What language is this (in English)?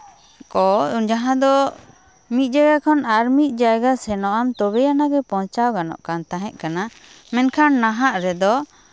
Santali